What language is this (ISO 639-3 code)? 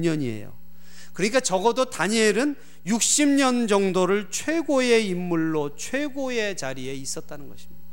kor